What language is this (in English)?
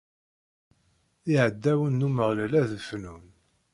Kabyle